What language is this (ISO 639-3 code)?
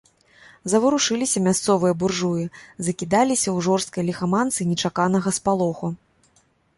bel